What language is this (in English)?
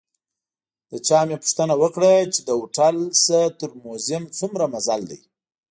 Pashto